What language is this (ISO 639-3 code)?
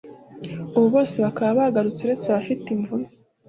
kin